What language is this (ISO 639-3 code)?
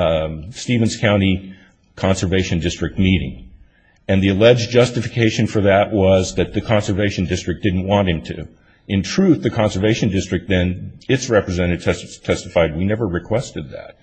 eng